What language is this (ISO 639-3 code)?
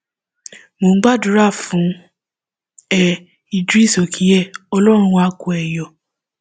yor